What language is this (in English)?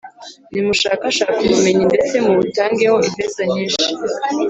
Kinyarwanda